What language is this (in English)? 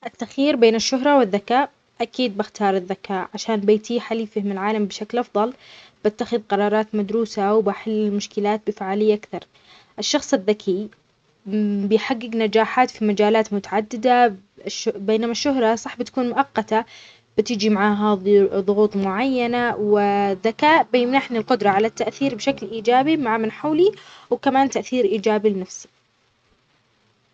Omani Arabic